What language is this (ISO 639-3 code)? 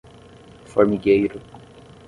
por